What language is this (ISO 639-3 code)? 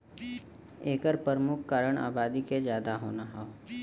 bho